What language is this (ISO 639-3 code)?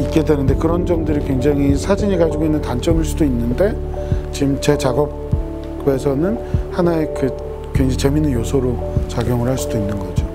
kor